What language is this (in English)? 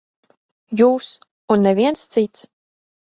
Latvian